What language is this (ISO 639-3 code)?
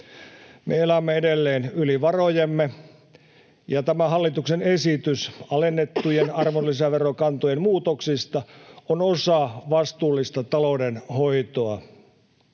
fin